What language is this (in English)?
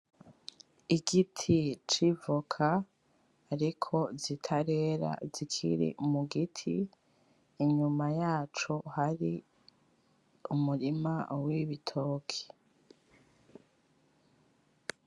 Rundi